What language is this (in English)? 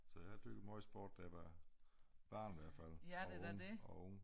Danish